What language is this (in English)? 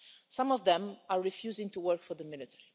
English